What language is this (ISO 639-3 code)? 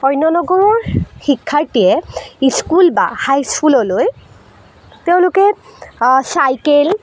asm